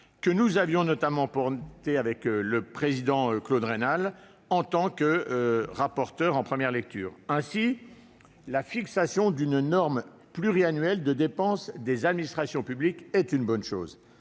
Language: French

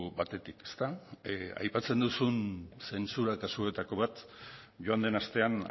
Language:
Basque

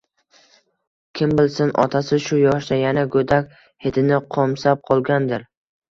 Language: Uzbek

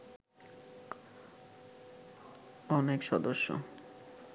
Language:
Bangla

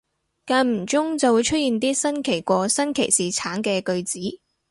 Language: Cantonese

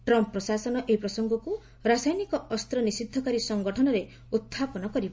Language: Odia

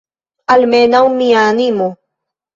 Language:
Esperanto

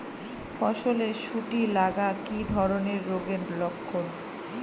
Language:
Bangla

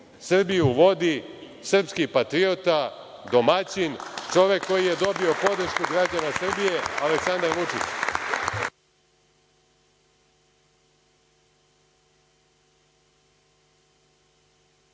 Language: Serbian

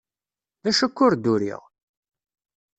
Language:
Kabyle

